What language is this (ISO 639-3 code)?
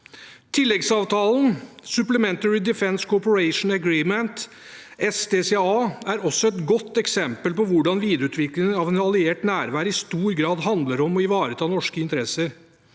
nor